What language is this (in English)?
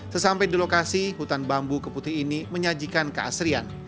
Indonesian